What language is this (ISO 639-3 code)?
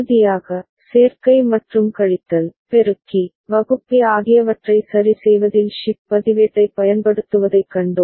tam